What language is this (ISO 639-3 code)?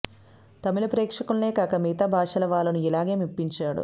tel